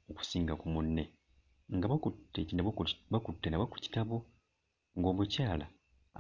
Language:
Ganda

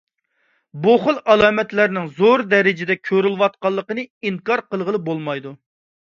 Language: Uyghur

